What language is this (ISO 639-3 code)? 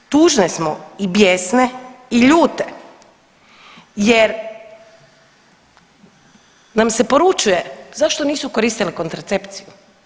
hrv